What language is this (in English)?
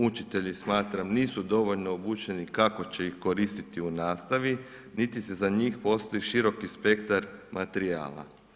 Croatian